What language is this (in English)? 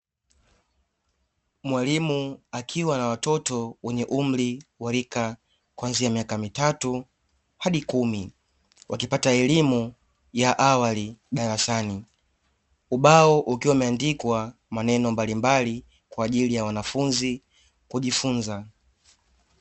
Swahili